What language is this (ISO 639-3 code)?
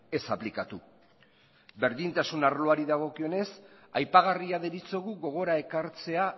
eus